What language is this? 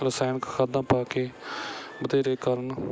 Punjabi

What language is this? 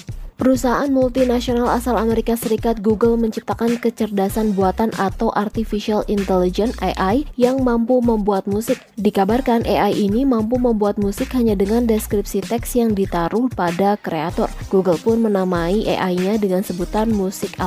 Indonesian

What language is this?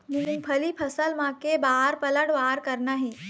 Chhattisgarhi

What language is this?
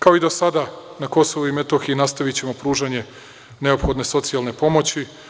Serbian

